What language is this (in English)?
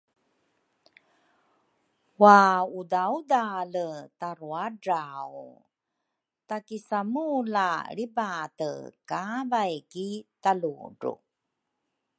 Rukai